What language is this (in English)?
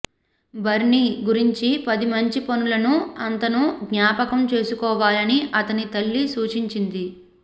Telugu